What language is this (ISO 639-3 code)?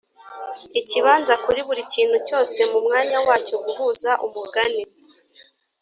kin